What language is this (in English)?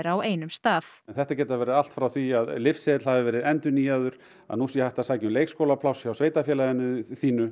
Icelandic